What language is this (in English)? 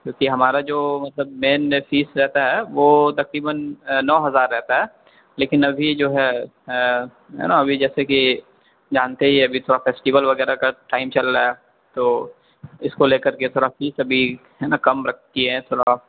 Urdu